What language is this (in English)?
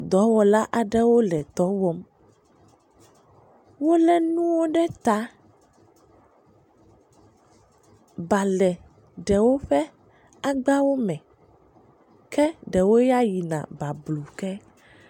Ewe